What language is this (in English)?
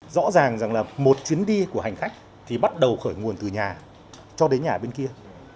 Vietnamese